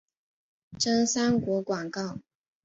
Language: Chinese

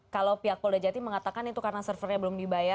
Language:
Indonesian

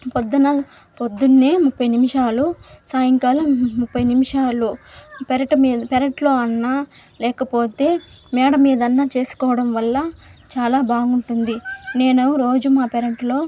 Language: Telugu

